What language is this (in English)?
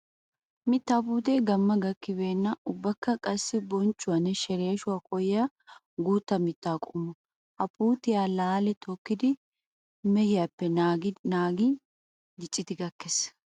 Wolaytta